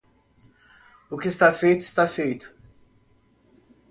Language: Portuguese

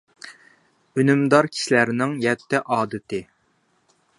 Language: Uyghur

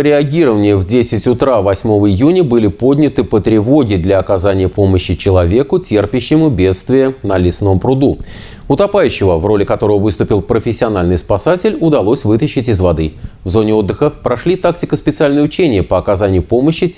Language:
Russian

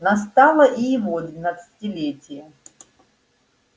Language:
Russian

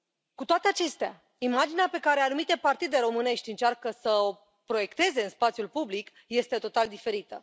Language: Romanian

